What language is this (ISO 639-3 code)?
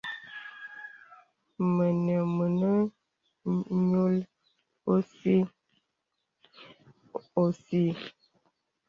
beb